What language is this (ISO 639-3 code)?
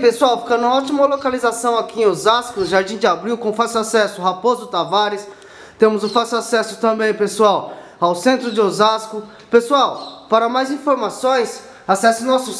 por